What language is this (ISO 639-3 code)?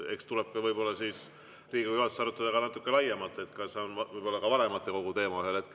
est